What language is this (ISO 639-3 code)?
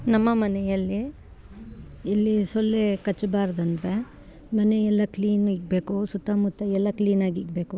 kan